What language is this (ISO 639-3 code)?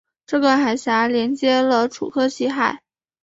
zho